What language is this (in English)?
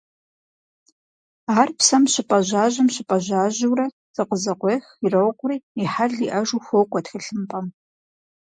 Kabardian